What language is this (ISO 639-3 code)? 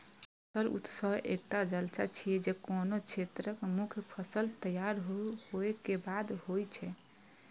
mai